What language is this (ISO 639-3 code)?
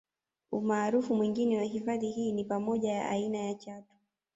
swa